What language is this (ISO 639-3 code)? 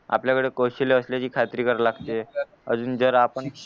mar